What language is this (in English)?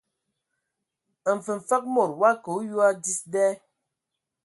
Ewondo